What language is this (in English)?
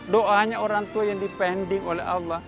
Indonesian